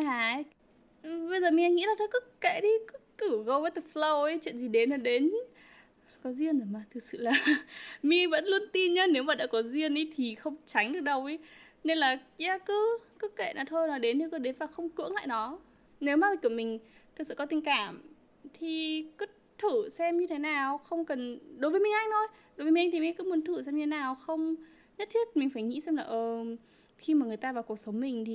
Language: Vietnamese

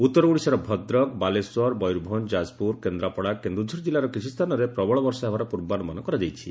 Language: Odia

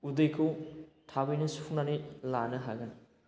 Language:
Bodo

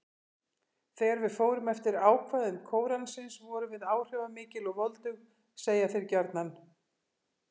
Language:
Icelandic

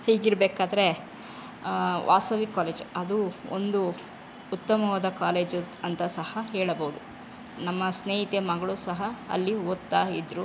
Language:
Kannada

